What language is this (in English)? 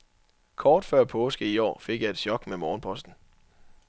Danish